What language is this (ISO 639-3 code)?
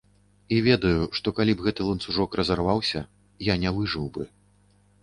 bel